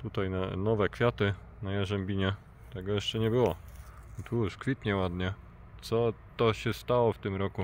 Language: Polish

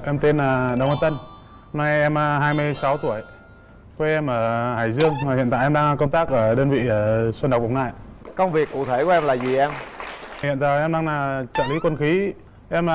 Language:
Vietnamese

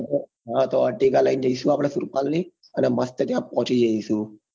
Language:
Gujarati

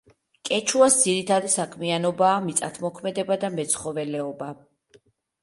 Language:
Georgian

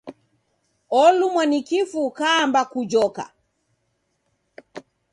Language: Taita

